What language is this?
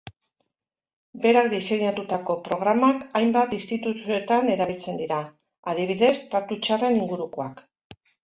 Basque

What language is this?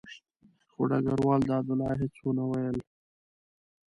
Pashto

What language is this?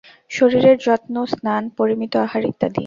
Bangla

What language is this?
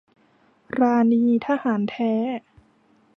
Thai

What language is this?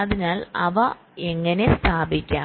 Malayalam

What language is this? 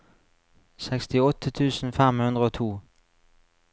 Norwegian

